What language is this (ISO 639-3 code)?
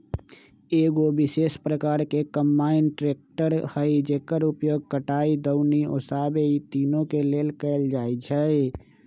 mag